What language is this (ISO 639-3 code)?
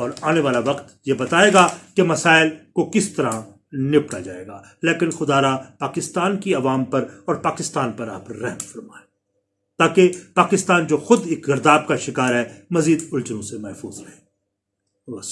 urd